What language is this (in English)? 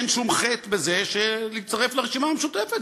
Hebrew